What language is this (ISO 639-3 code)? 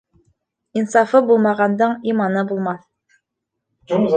bak